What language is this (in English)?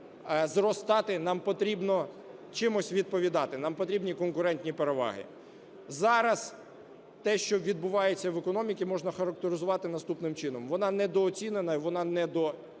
Ukrainian